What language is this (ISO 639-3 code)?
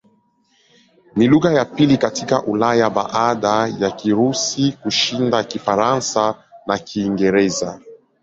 swa